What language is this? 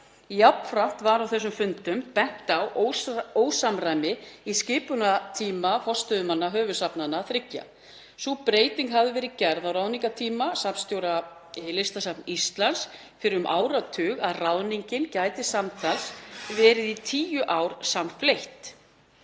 Icelandic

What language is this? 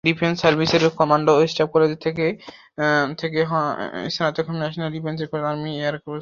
Bangla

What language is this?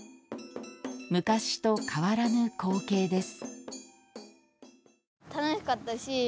Japanese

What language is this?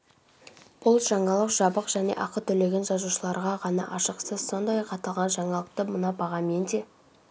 Kazakh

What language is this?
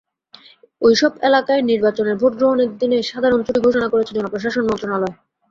Bangla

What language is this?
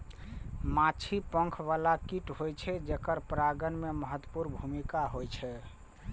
Maithili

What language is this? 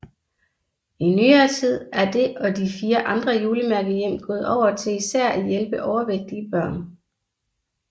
Danish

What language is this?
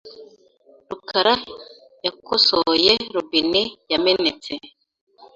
Kinyarwanda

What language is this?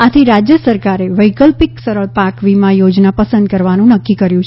Gujarati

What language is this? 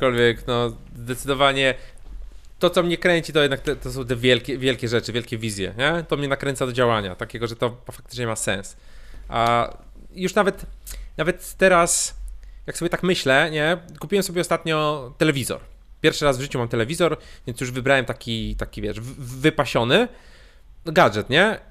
Polish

